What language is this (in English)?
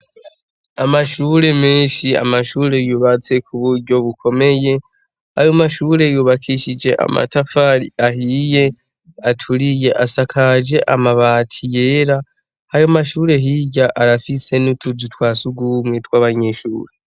Rundi